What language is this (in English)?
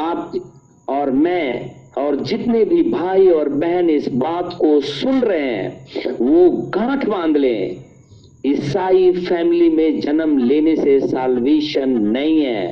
Hindi